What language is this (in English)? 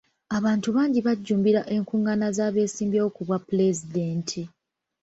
Ganda